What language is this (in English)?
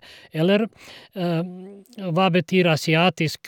Norwegian